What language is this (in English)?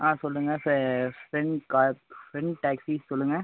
Tamil